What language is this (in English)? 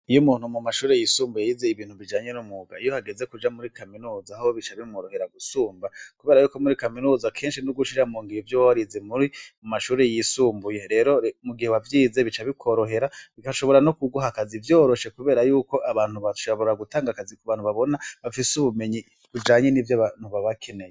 Rundi